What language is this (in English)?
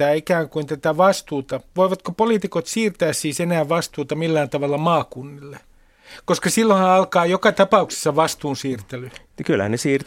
Finnish